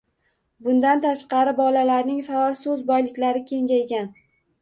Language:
Uzbek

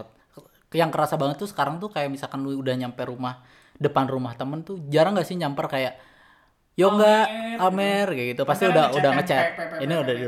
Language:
Indonesian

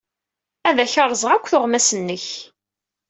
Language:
Kabyle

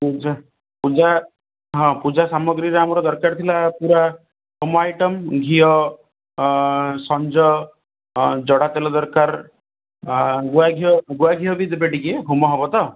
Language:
Odia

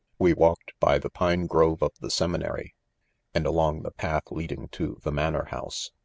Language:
English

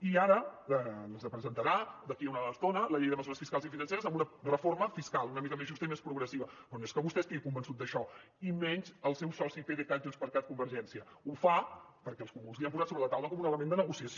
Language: Catalan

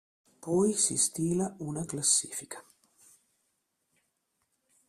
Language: Italian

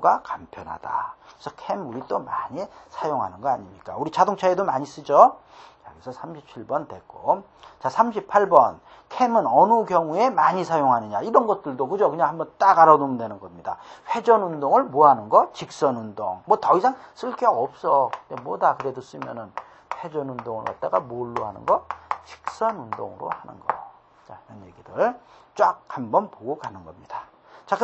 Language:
Korean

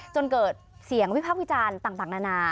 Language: Thai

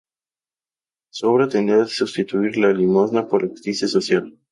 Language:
Spanish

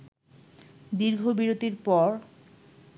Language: Bangla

